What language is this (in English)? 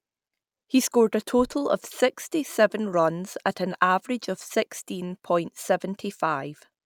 English